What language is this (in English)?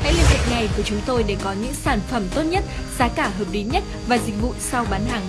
Vietnamese